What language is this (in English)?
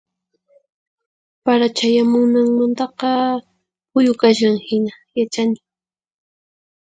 Puno Quechua